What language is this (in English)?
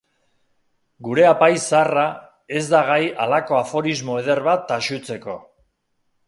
Basque